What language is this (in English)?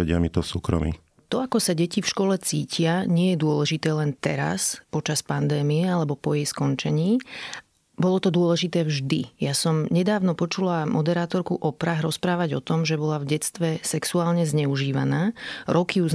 Slovak